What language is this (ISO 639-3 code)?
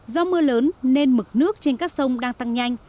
vie